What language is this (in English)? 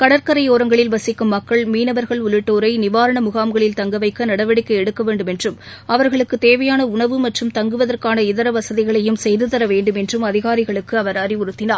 Tamil